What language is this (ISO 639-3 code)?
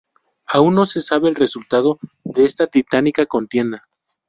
spa